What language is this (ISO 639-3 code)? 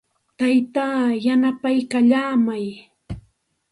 qxt